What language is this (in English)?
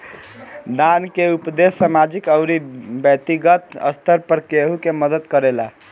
Bhojpuri